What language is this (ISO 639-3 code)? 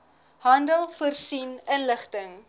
afr